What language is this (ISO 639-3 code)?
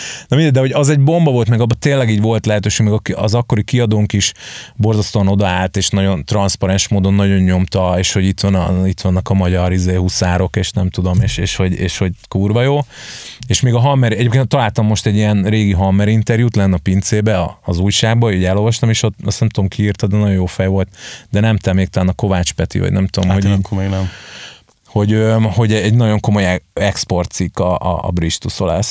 hun